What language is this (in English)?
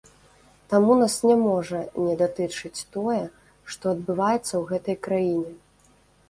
Belarusian